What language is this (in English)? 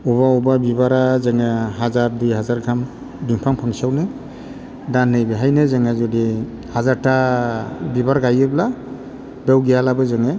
Bodo